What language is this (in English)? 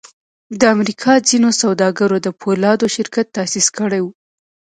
Pashto